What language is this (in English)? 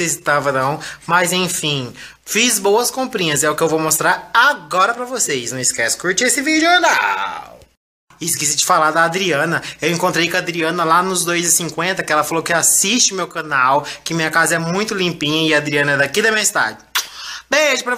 Portuguese